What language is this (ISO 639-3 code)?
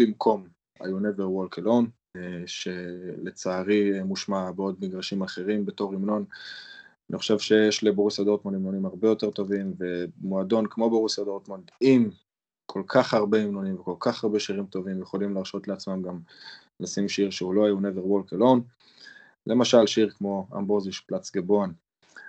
heb